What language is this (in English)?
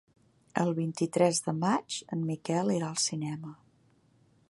Catalan